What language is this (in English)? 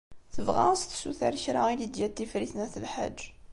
Kabyle